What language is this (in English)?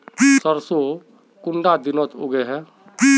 Magahi